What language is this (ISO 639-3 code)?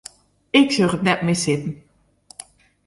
fry